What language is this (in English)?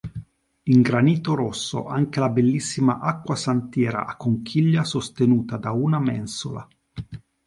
Italian